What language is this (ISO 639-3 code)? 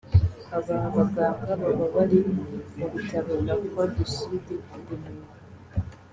kin